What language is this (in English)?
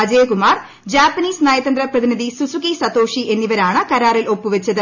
Malayalam